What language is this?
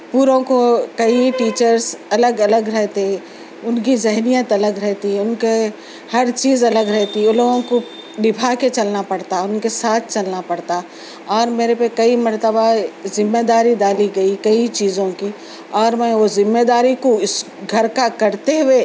Urdu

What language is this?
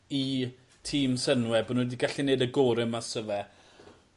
Welsh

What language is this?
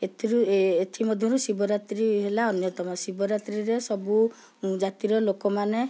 Odia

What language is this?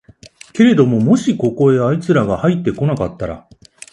Japanese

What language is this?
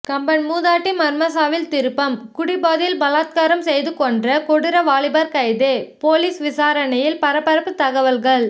Tamil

